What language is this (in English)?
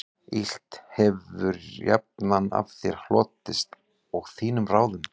Icelandic